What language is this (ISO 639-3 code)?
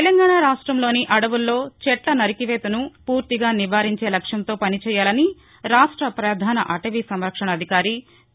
tel